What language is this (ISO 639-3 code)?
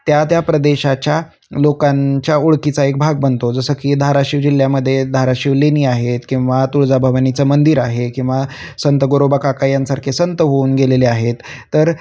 mar